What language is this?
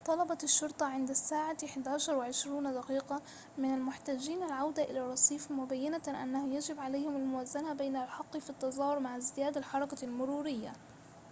Arabic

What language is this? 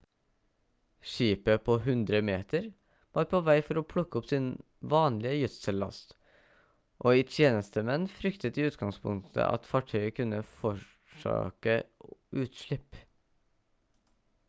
Norwegian Bokmål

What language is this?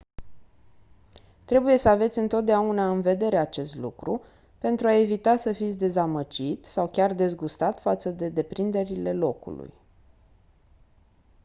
Romanian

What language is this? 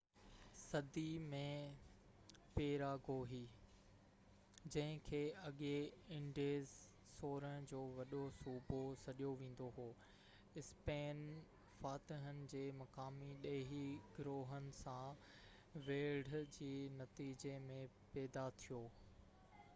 Sindhi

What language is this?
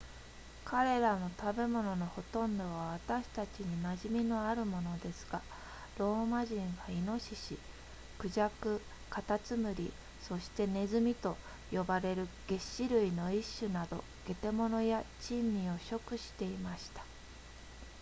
Japanese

